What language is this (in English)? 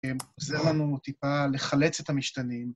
Hebrew